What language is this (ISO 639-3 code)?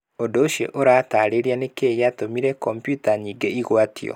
kik